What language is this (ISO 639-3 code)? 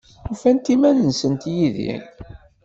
kab